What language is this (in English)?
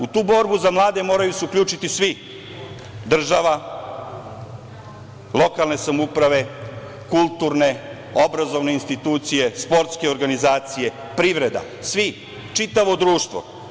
Serbian